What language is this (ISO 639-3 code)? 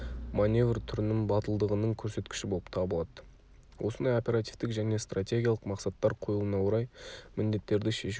kaz